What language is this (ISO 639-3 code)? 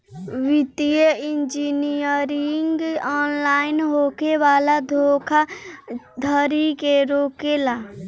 bho